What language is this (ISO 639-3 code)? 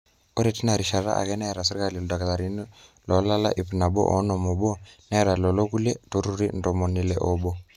mas